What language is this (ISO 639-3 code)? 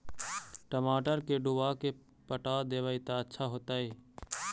mag